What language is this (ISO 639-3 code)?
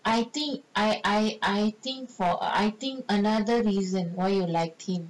eng